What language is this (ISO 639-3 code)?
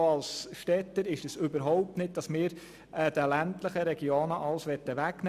gsw